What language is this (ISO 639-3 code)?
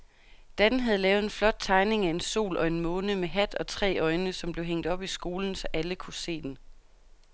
dan